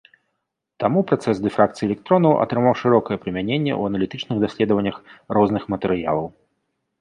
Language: Belarusian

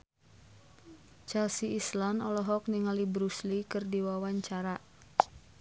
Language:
Sundanese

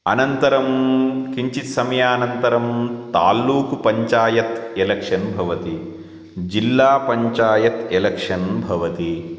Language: Sanskrit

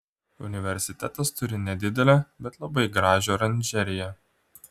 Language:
Lithuanian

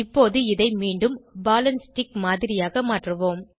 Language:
Tamil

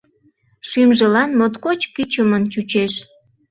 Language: Mari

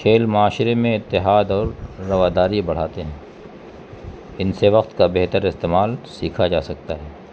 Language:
Urdu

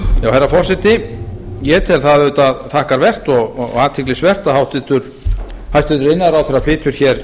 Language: Icelandic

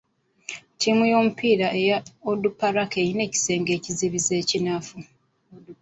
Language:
Ganda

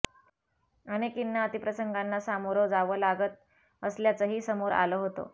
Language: Marathi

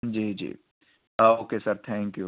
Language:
Urdu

